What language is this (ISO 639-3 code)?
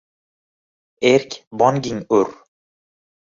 uzb